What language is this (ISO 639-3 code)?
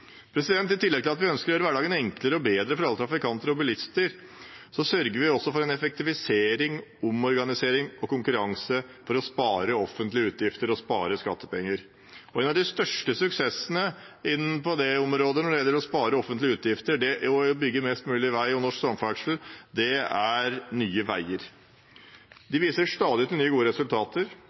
nob